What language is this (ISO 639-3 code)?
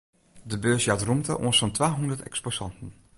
fry